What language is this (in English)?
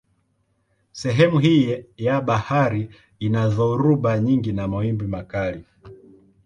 Swahili